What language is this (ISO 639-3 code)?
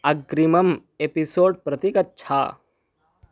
san